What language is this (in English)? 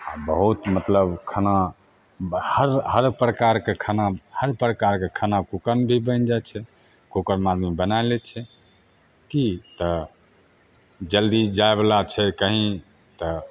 Maithili